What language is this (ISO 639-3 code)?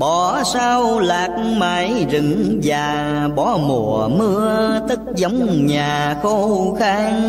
vie